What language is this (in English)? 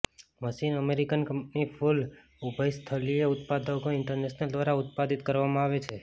Gujarati